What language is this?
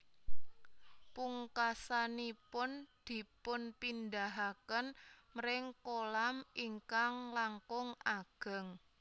Javanese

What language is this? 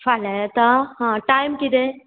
Konkani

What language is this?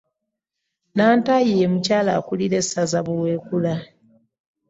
Ganda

